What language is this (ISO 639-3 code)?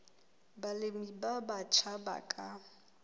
sot